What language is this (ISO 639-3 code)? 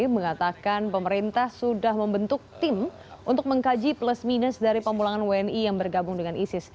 ind